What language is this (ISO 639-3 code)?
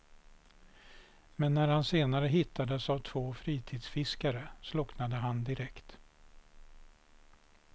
swe